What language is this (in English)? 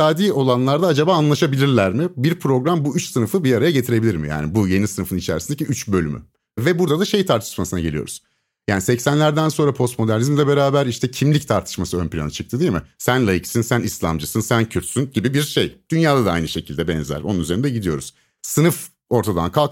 Turkish